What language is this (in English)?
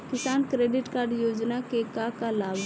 Bhojpuri